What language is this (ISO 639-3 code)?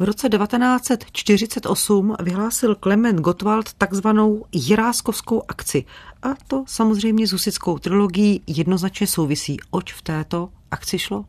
ces